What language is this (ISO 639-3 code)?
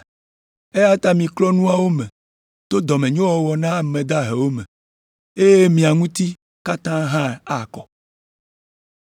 ewe